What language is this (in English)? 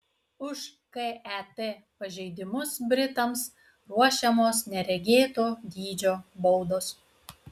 Lithuanian